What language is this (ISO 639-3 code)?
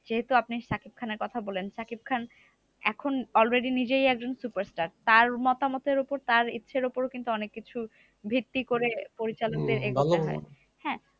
ben